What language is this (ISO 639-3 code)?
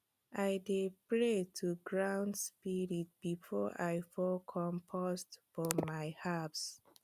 pcm